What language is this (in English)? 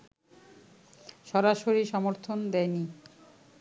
Bangla